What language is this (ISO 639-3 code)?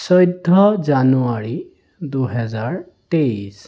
asm